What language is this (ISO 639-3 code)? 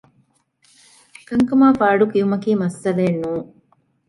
div